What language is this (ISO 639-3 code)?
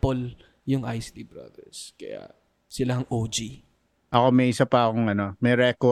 fil